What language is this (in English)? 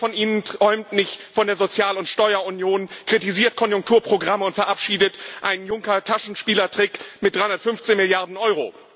German